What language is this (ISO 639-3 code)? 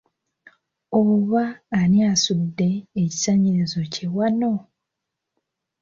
lug